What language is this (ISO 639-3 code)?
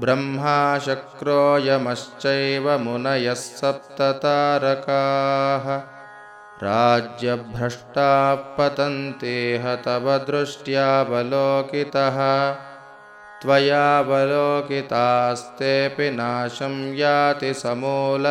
tel